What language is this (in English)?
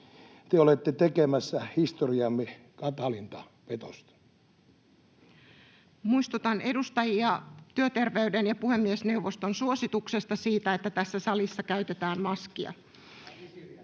Finnish